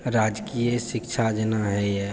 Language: Maithili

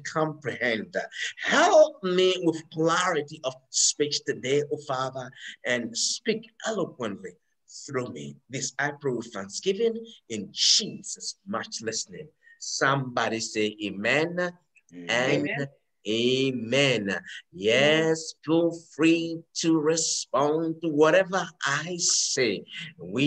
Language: English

